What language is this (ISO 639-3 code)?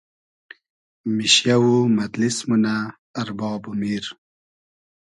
haz